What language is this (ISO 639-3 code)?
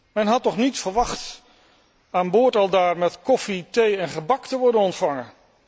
nld